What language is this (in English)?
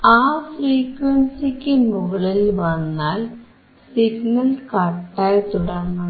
Malayalam